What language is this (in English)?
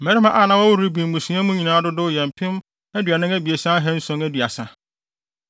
Akan